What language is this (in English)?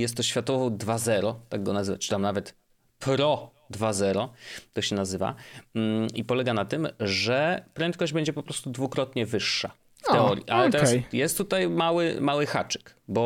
Polish